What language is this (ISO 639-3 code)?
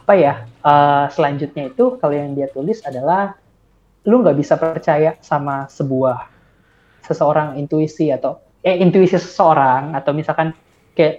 ind